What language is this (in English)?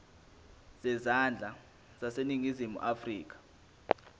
Zulu